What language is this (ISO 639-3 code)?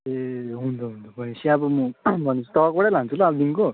nep